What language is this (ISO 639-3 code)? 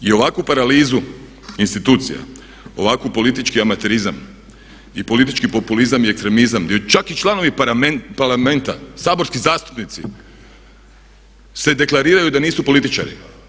hrv